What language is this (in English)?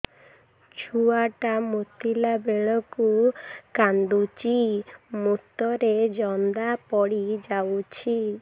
Odia